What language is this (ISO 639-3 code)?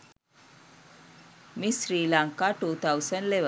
sin